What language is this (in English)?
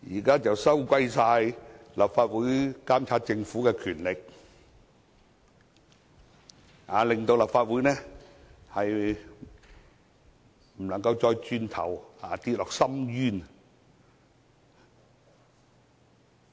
Cantonese